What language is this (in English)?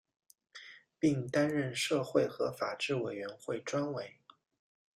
Chinese